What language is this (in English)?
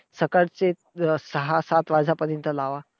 Marathi